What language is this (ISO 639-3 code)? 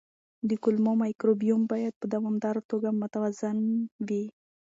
pus